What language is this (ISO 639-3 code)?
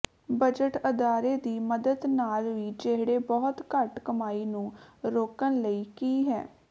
pan